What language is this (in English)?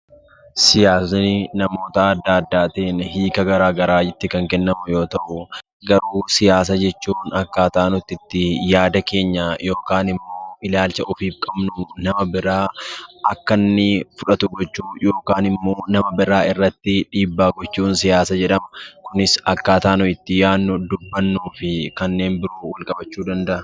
Oromo